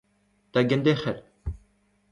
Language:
Breton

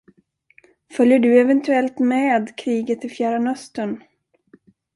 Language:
Swedish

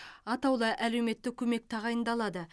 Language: Kazakh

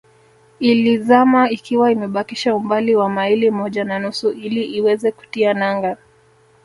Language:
Swahili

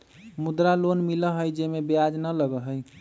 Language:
Magahi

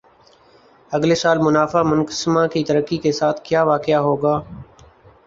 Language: Urdu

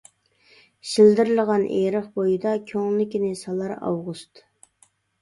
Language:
Uyghur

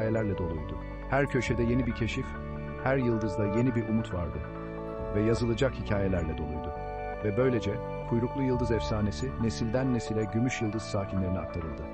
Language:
Turkish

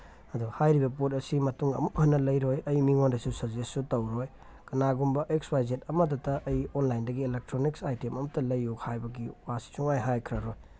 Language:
Manipuri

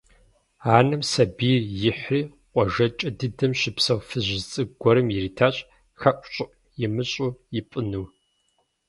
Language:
Kabardian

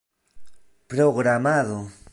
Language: Esperanto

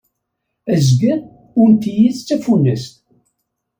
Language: Kabyle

